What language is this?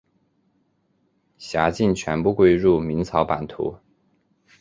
Chinese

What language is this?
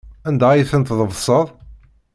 Kabyle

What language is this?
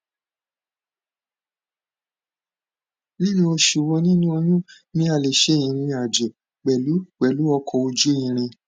Yoruba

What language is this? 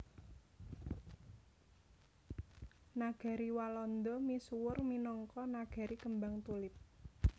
Javanese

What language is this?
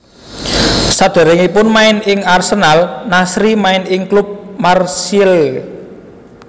Javanese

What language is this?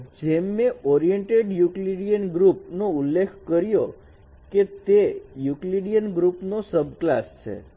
Gujarati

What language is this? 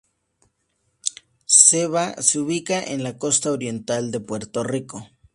Spanish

